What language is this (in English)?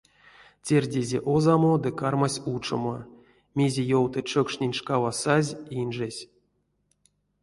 Erzya